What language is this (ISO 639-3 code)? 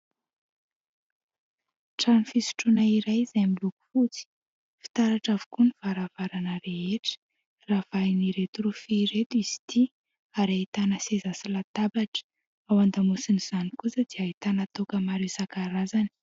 mlg